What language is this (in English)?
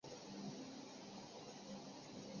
Chinese